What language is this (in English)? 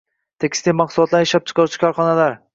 Uzbek